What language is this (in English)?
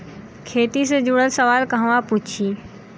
Bhojpuri